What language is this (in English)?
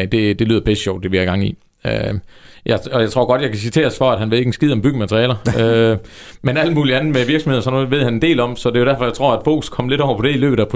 Danish